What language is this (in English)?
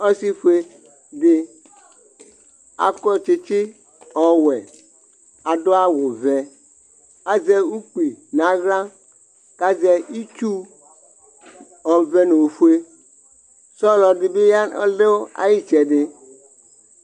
Ikposo